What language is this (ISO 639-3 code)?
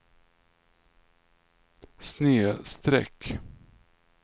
swe